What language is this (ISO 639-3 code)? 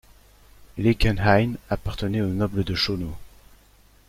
fra